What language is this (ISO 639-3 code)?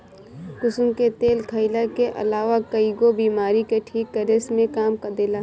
bho